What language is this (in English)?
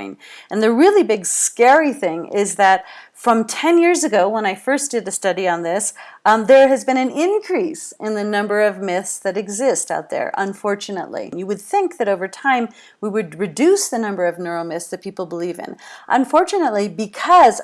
English